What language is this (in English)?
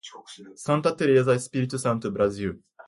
Portuguese